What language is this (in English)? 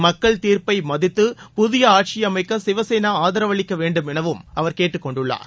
Tamil